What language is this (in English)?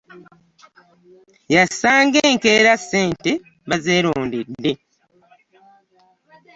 Ganda